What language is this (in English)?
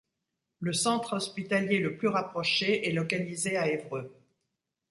French